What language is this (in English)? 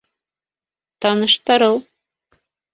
Bashkir